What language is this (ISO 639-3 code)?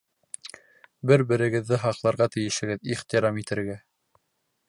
bak